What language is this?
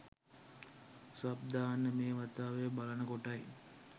Sinhala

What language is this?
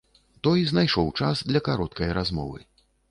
Belarusian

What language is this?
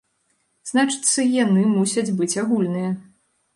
Belarusian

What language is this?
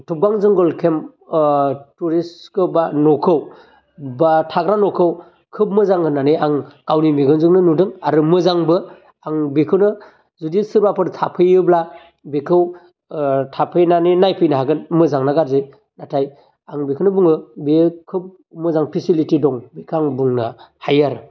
Bodo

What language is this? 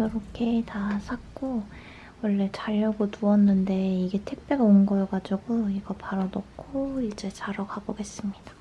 Korean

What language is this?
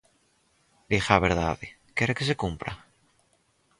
Galician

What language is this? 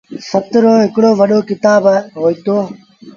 Sindhi Bhil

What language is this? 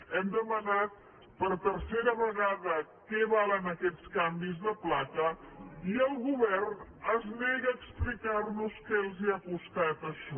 Catalan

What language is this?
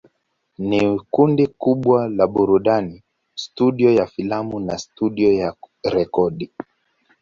Swahili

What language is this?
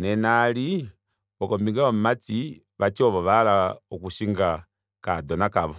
Kuanyama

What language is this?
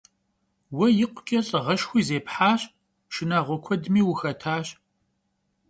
Kabardian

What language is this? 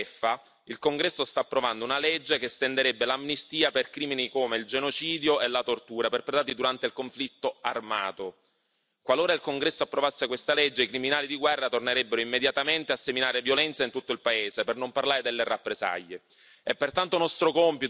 Italian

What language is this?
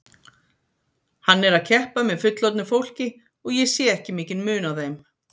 Icelandic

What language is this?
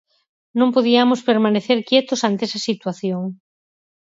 Galician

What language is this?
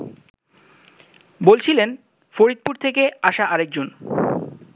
Bangla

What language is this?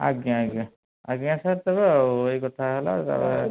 Odia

